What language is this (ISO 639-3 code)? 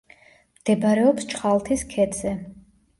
kat